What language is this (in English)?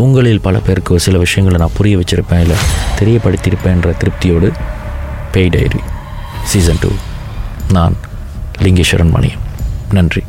Tamil